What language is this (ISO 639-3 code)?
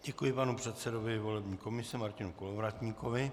ces